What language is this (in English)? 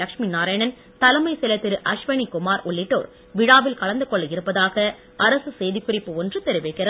Tamil